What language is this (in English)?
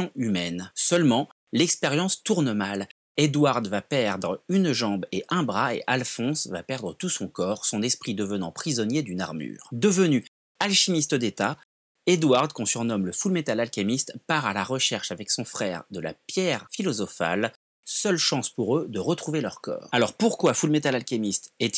French